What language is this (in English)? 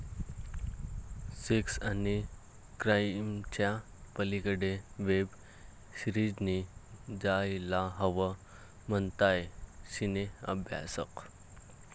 Marathi